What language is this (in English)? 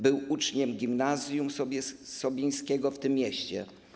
Polish